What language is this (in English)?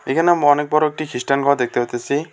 Bangla